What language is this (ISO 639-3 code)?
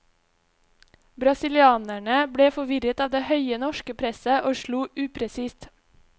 nor